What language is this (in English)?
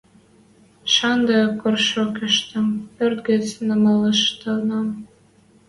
Western Mari